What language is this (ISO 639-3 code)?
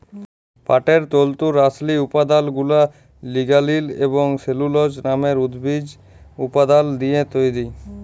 ben